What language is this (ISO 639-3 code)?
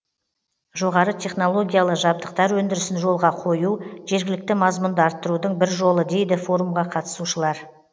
kaz